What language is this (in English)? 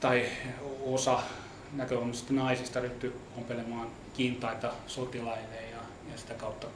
Finnish